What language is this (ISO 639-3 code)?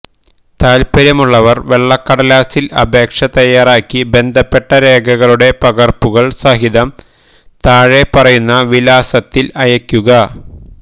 mal